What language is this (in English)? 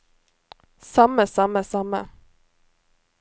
Norwegian